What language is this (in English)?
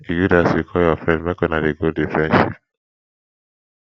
Nigerian Pidgin